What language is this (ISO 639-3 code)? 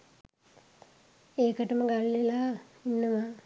sin